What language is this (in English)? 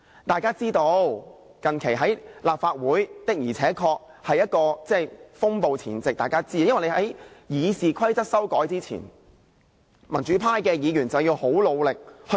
Cantonese